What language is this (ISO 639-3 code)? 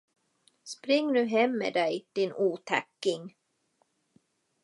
swe